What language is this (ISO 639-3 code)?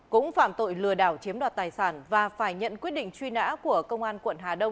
vie